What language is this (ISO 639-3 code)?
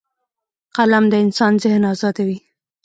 pus